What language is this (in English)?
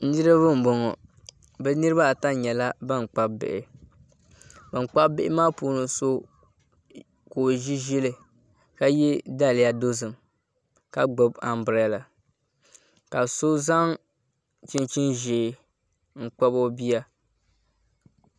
Dagbani